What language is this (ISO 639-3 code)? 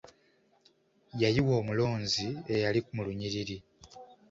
lug